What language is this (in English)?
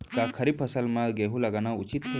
Chhattisgarhi